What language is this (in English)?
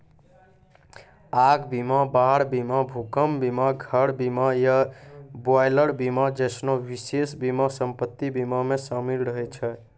Maithili